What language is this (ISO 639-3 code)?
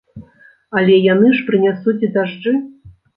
bel